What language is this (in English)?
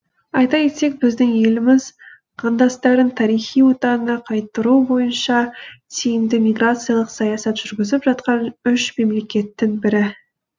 Kazakh